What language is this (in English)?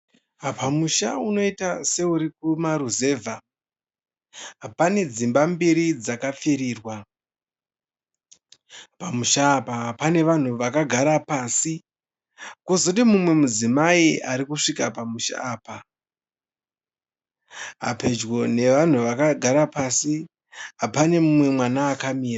Shona